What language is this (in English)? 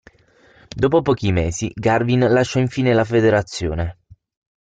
Italian